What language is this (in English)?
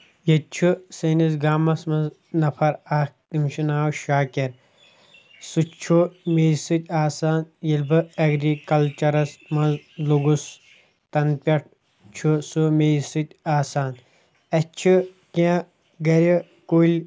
Kashmiri